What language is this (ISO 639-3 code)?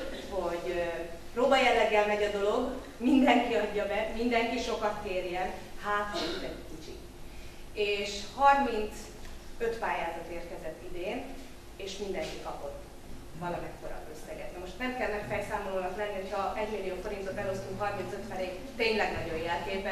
hun